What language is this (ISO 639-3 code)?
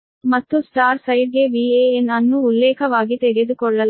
kan